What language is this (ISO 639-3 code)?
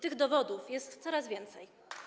pol